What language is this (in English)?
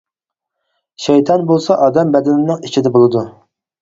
Uyghur